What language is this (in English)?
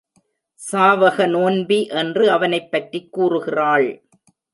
Tamil